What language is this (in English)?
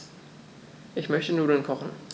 German